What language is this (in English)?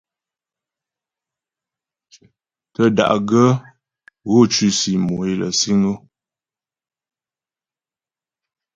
Ghomala